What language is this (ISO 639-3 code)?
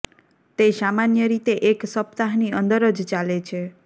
guj